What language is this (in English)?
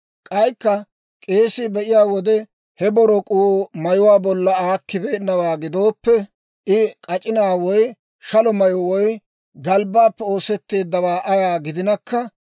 Dawro